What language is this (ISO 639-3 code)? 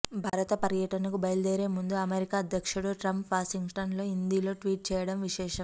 tel